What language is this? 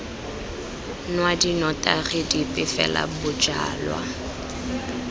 Tswana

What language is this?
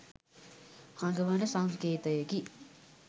Sinhala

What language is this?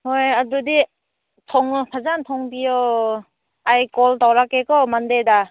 Manipuri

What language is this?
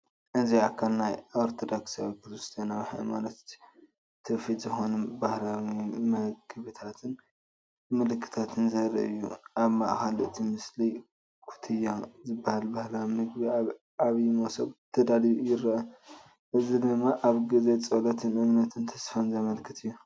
Tigrinya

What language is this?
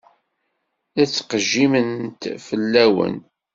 Kabyle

